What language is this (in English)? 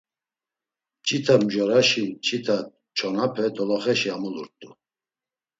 Laz